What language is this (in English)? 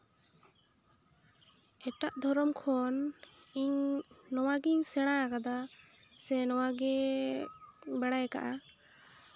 Santali